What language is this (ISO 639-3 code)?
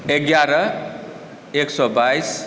mai